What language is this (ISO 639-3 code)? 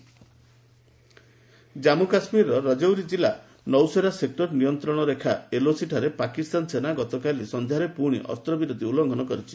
ori